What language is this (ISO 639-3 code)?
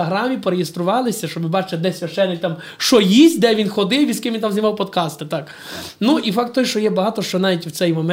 ukr